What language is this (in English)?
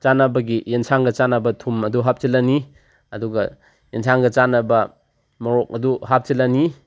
Manipuri